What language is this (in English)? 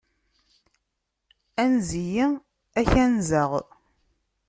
Kabyle